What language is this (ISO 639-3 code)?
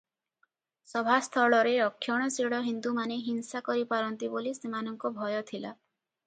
ori